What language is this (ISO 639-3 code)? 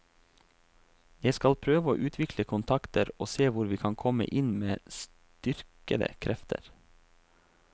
nor